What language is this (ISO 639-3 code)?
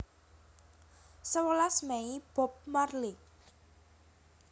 jav